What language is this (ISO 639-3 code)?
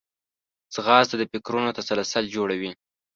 pus